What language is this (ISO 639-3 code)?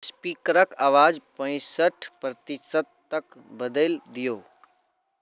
mai